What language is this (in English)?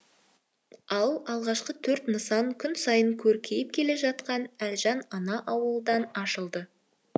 Kazakh